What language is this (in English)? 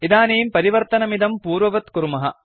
Sanskrit